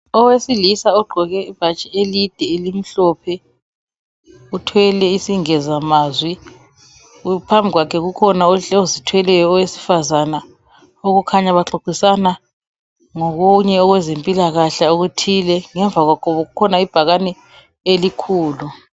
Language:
North Ndebele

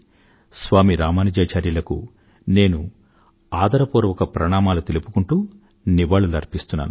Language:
Telugu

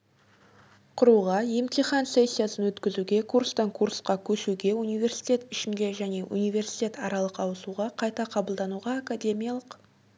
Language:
Kazakh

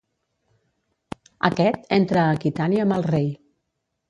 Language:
Catalan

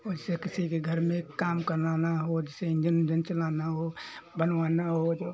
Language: Hindi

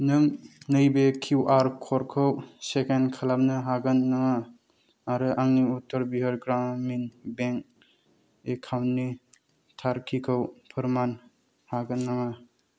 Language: Bodo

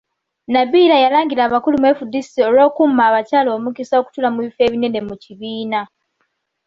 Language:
Ganda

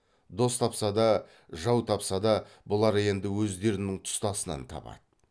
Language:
Kazakh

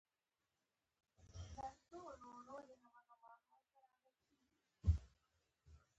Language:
Pashto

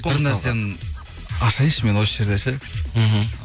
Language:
Kazakh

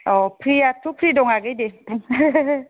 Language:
Bodo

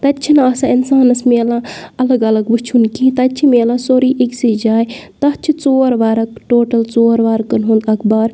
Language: Kashmiri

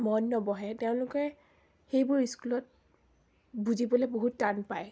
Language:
Assamese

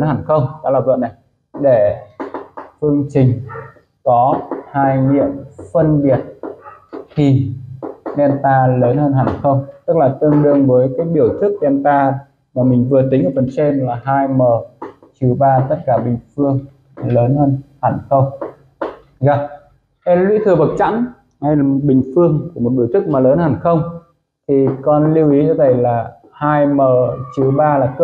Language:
Vietnamese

